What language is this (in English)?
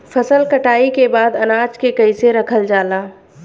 Bhojpuri